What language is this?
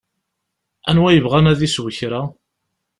Kabyle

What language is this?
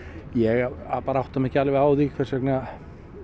Icelandic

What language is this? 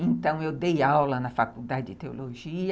Portuguese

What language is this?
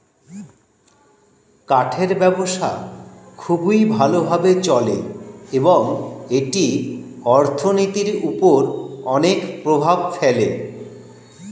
Bangla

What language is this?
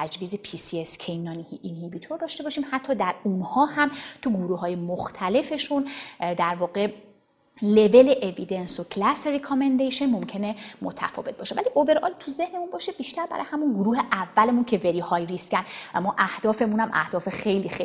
Persian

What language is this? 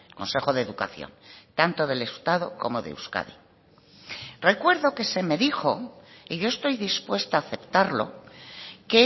Spanish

